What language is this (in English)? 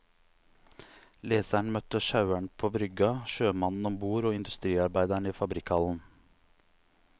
Norwegian